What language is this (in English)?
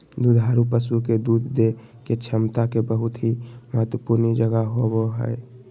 Magahi